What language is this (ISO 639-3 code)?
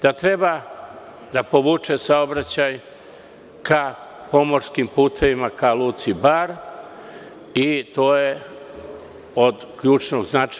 srp